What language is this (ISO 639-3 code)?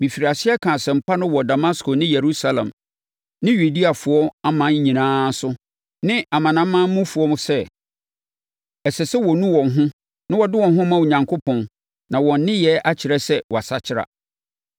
aka